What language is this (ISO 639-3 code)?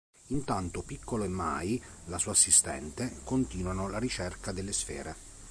ita